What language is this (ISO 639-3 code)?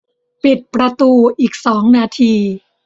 tha